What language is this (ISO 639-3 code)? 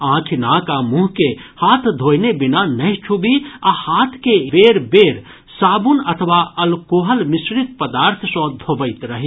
mai